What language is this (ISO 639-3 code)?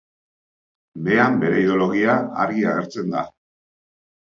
eus